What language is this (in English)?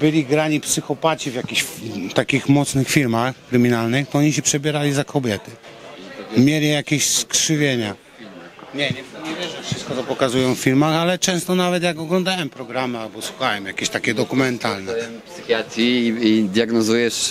Polish